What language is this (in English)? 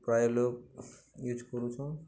Odia